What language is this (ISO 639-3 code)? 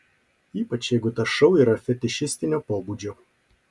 lit